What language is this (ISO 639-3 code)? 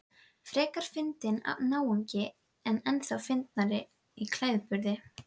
isl